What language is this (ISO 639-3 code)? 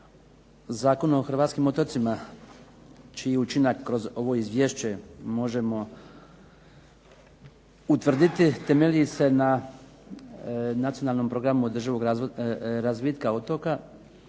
hrv